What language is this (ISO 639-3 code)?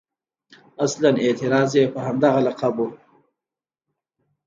pus